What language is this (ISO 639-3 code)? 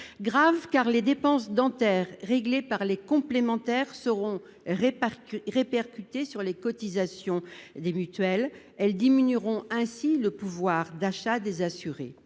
fra